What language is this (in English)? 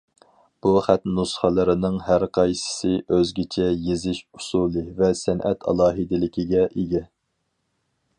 Uyghur